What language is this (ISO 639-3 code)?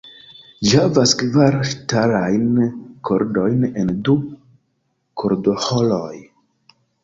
epo